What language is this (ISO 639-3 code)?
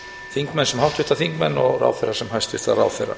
isl